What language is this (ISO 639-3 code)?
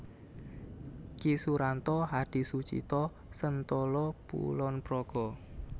jav